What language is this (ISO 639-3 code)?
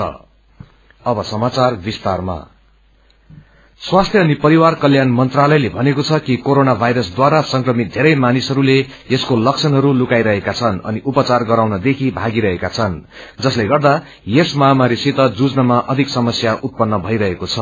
nep